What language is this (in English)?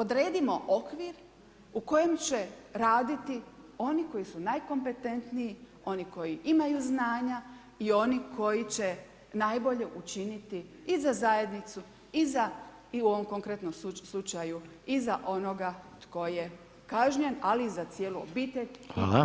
Croatian